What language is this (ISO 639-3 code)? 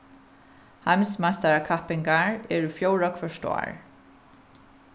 fao